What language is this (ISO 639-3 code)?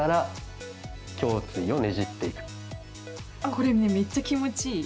jpn